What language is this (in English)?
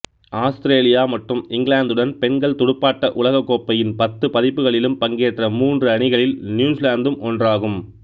Tamil